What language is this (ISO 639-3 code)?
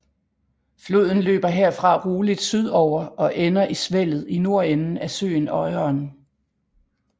dan